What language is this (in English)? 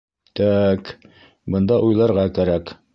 Bashkir